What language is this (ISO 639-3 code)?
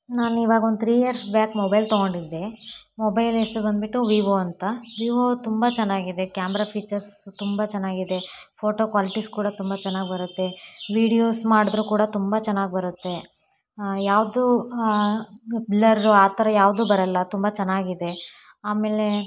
kan